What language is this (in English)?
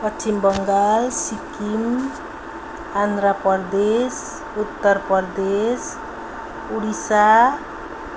Nepali